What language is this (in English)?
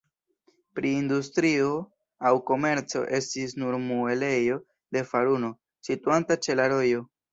Esperanto